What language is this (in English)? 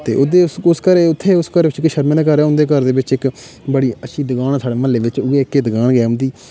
Dogri